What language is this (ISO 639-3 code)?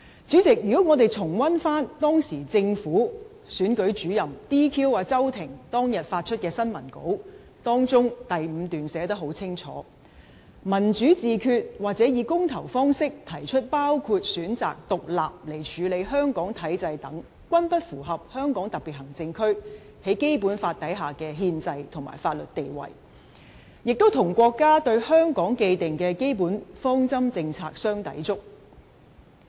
yue